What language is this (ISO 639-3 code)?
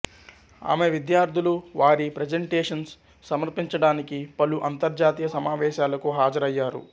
tel